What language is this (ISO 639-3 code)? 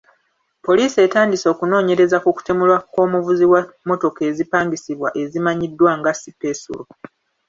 lug